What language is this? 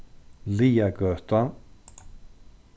Faroese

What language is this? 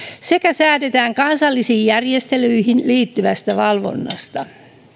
Finnish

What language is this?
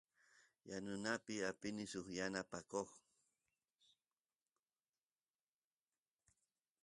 Santiago del Estero Quichua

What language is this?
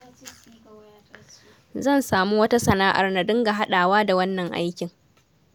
Hausa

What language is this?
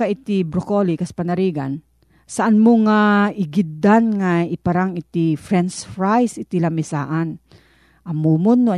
Filipino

